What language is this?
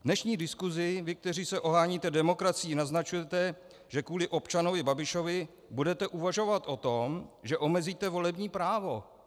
Czech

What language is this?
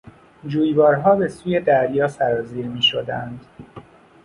Persian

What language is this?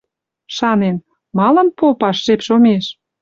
Western Mari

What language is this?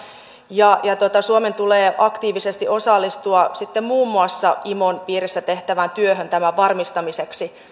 Finnish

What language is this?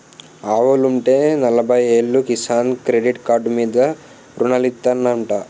Telugu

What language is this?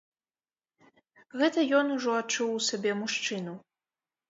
Belarusian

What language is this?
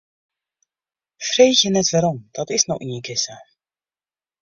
Western Frisian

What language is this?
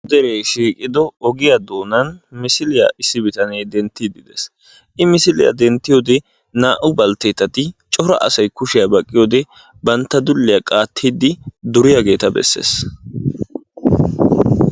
Wolaytta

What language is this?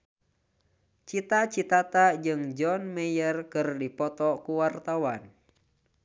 Sundanese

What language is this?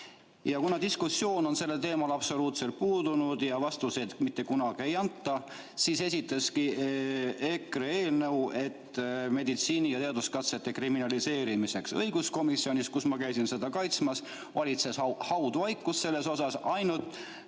Estonian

